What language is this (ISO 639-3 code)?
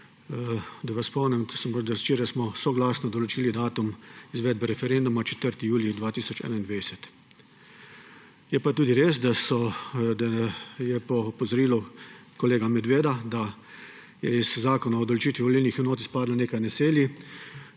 slv